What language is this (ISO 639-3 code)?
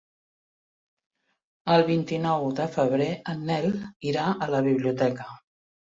cat